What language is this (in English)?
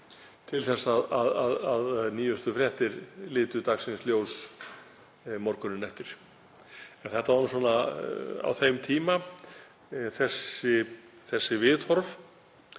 Icelandic